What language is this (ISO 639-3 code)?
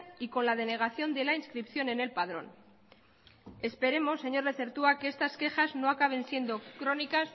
spa